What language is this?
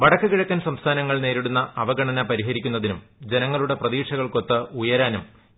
Malayalam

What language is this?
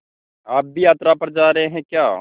Hindi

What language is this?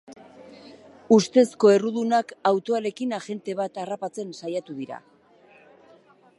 Basque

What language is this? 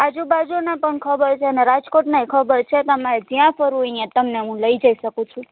Gujarati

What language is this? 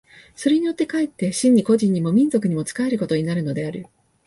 Japanese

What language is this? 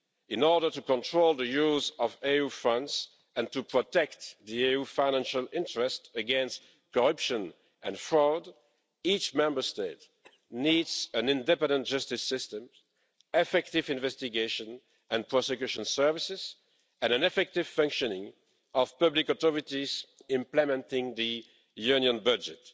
English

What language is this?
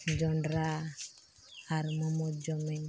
Santali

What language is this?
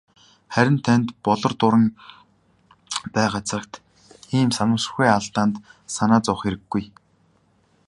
Mongolian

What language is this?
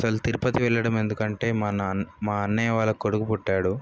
Telugu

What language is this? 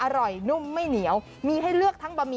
Thai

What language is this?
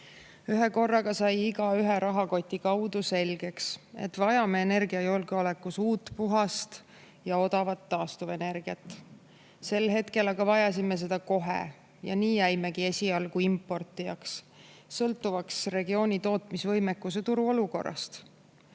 Estonian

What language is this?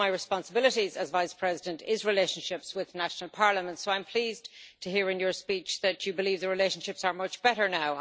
English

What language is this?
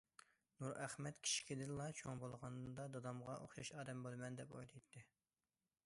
Uyghur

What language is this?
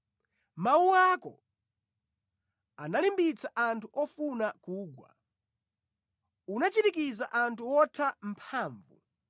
Nyanja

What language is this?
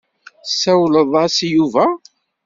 Kabyle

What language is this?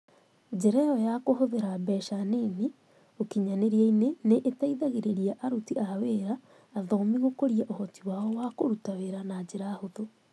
Kikuyu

